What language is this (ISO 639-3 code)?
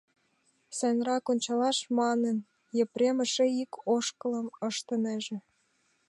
chm